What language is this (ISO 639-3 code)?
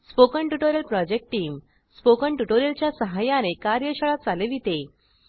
mar